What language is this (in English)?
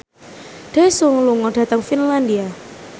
Javanese